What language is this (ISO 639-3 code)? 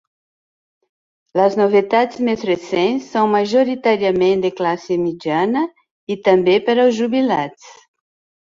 cat